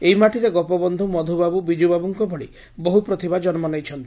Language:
Odia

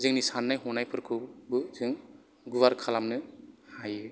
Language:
Bodo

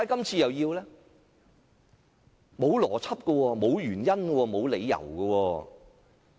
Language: Cantonese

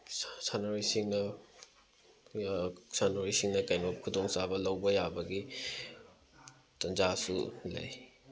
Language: Manipuri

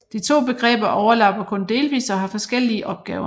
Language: Danish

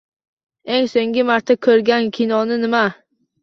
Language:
Uzbek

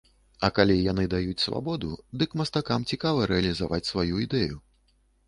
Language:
Belarusian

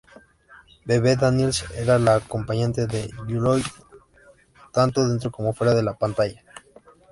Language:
Spanish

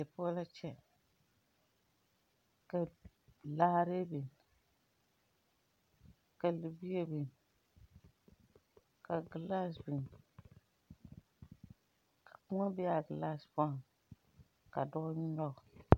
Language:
Southern Dagaare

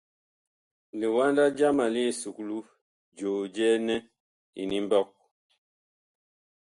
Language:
Bakoko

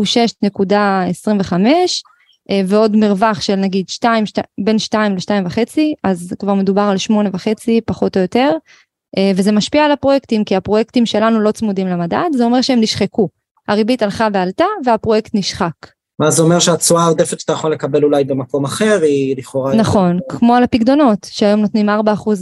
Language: Hebrew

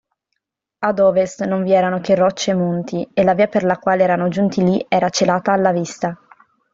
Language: Italian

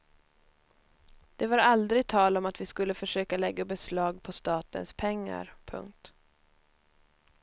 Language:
Swedish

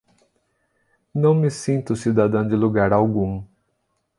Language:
Portuguese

